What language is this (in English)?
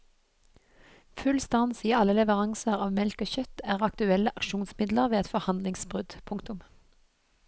Norwegian